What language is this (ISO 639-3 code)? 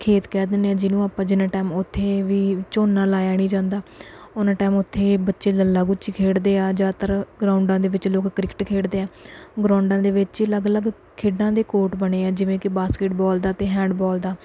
pan